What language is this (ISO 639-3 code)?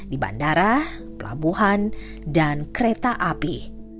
ind